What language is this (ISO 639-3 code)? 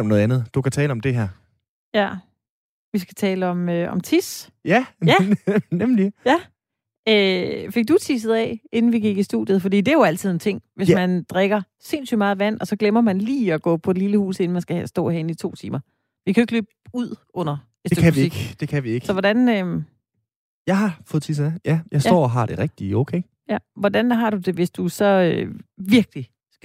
dan